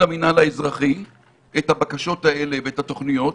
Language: Hebrew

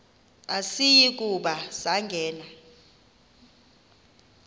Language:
Xhosa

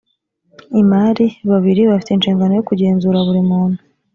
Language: Kinyarwanda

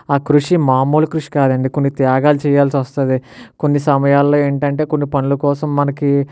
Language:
Telugu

